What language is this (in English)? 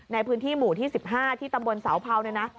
Thai